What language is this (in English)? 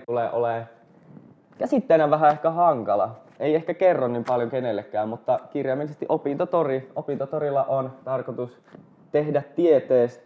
Finnish